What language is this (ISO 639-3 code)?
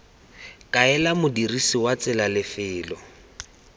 tsn